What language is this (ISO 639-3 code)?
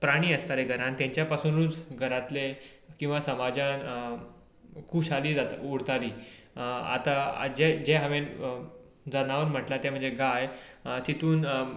kok